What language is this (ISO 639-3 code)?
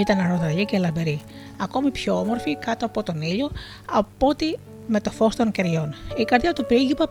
ell